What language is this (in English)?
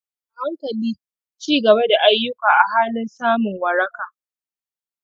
Hausa